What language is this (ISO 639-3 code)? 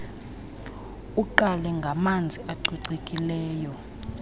xho